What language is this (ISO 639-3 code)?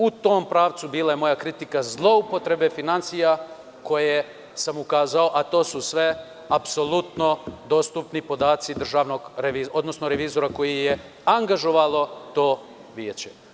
srp